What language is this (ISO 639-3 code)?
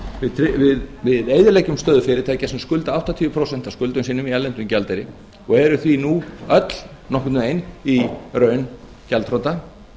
isl